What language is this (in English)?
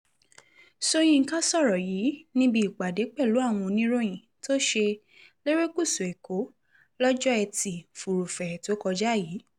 Yoruba